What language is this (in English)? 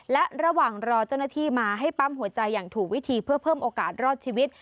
Thai